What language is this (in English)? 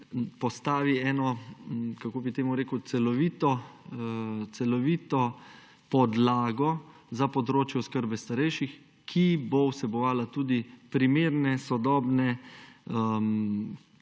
Slovenian